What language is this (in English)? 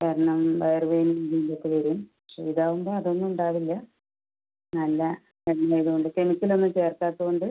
Malayalam